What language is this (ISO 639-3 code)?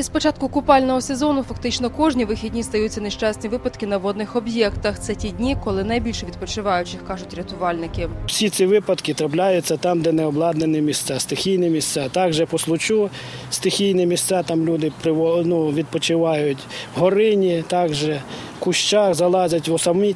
ukr